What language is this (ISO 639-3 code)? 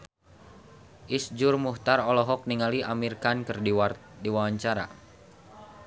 sun